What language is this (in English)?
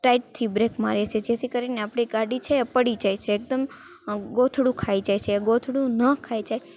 Gujarati